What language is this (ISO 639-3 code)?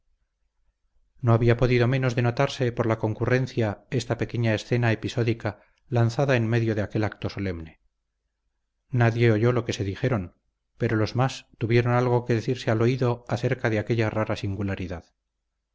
spa